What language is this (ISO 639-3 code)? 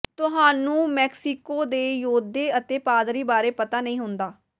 pan